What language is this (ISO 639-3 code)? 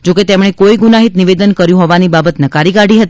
guj